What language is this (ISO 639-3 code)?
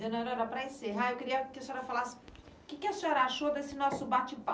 por